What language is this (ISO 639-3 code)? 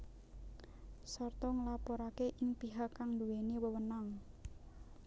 jav